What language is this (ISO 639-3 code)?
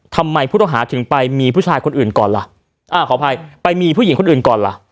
tha